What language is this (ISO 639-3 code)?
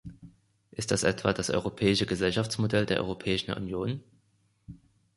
deu